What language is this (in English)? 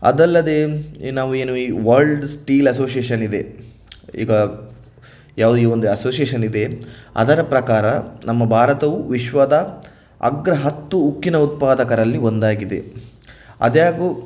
Kannada